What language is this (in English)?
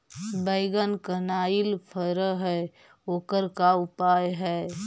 Magahi